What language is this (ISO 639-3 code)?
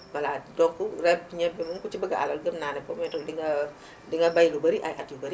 wol